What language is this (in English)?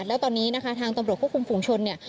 Thai